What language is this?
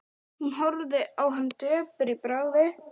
Icelandic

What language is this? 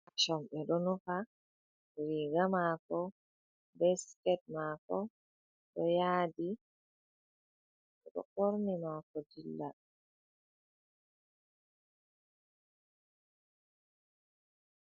Fula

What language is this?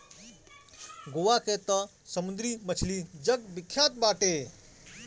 Bhojpuri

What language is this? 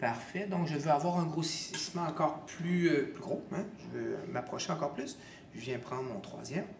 French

